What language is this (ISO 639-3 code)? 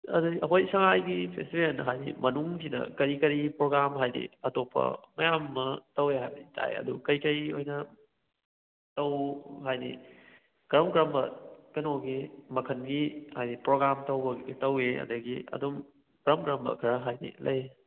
mni